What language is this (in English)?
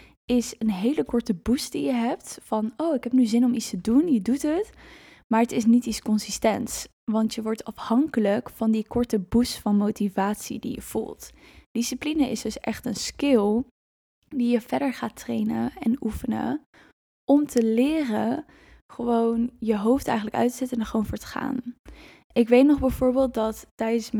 Dutch